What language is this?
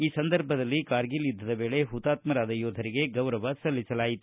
Kannada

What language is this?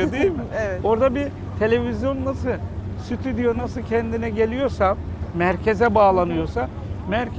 Turkish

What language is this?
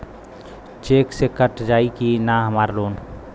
Bhojpuri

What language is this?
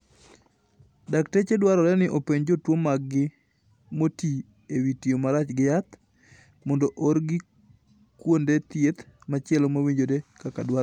Luo (Kenya and Tanzania)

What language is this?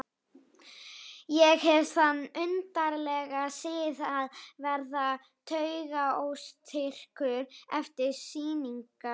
Icelandic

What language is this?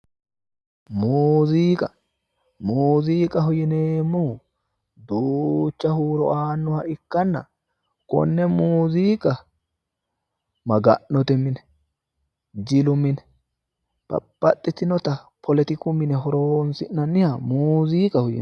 Sidamo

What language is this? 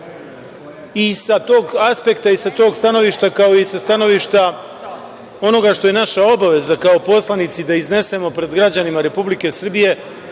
Serbian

